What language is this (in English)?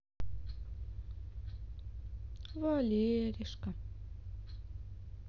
Russian